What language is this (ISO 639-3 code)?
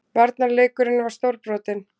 isl